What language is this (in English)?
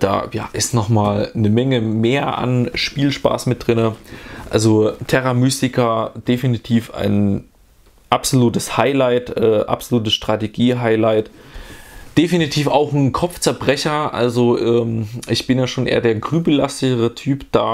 German